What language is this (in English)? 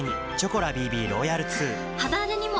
Japanese